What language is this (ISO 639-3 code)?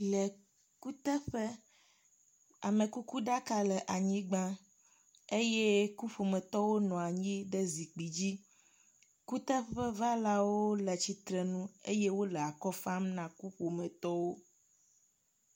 ewe